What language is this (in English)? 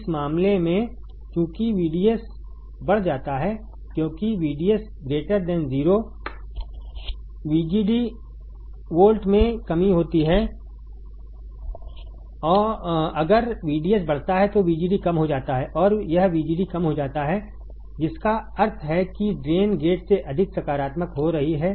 Hindi